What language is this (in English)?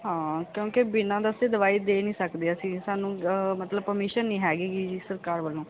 Punjabi